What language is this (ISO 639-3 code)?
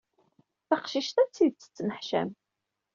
kab